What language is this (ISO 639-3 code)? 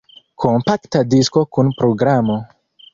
epo